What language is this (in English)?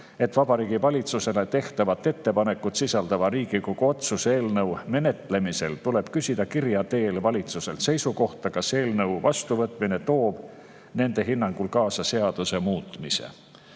Estonian